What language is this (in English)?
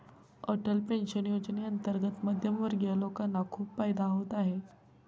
Marathi